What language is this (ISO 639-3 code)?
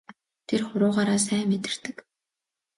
mon